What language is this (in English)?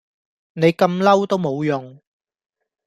Cantonese